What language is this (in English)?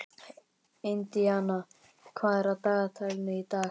Icelandic